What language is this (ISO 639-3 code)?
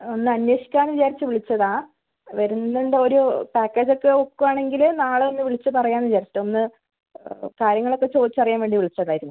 mal